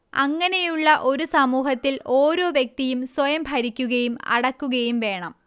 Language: Malayalam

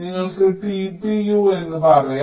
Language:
Malayalam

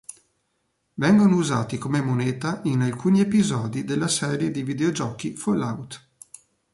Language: Italian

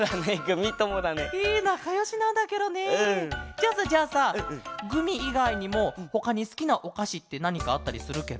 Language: Japanese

